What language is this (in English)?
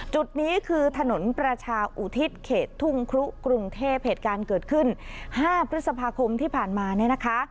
Thai